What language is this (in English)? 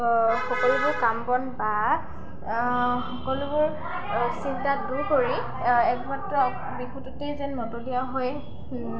Assamese